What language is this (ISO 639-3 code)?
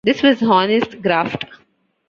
eng